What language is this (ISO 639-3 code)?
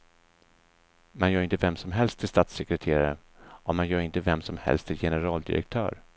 swe